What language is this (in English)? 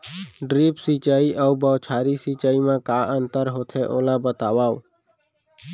Chhattisgarhi